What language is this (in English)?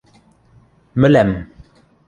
Western Mari